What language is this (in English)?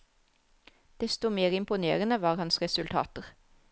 Norwegian